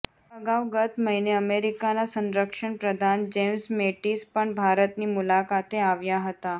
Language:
Gujarati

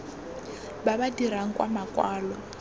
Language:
Tswana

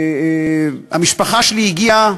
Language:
Hebrew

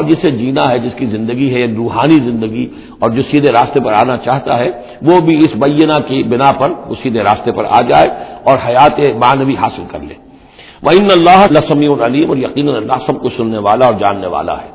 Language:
Urdu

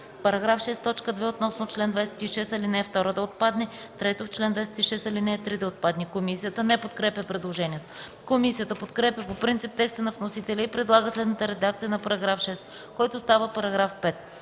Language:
Bulgarian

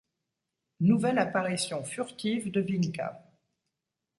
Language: French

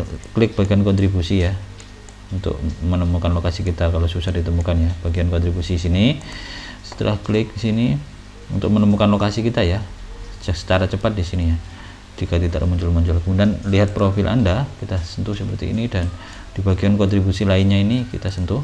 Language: Indonesian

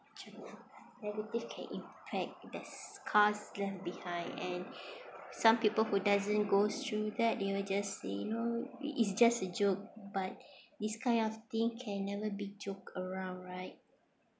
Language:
English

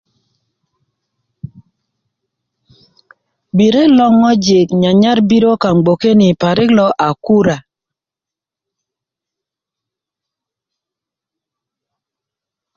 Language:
Kuku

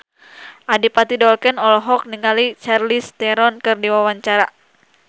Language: Sundanese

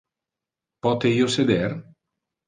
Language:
Interlingua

